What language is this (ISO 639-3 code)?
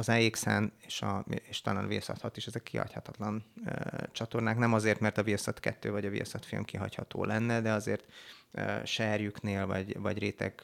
hun